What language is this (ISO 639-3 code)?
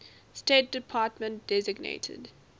eng